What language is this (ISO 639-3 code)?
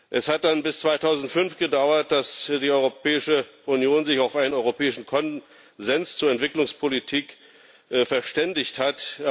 deu